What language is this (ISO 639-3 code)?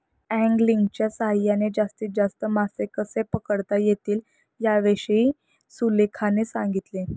mar